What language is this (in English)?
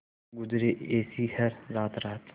Hindi